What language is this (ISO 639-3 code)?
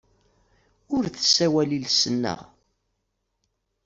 kab